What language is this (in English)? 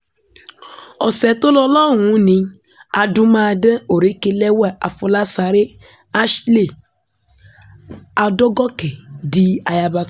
Yoruba